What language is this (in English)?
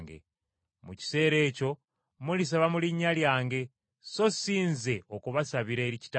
Ganda